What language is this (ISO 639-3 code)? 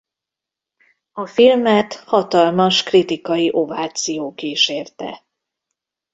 hun